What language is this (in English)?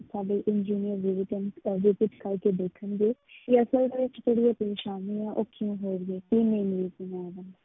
Punjabi